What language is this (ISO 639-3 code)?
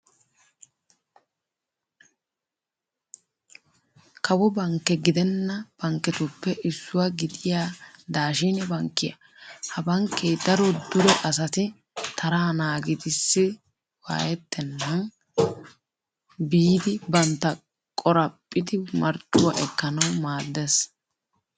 wal